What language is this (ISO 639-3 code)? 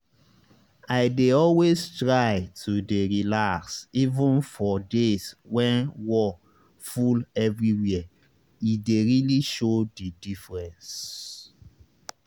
pcm